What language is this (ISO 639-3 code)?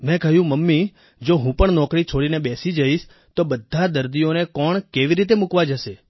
guj